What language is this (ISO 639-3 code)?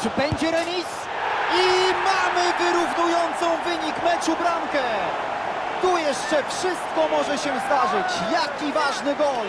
pol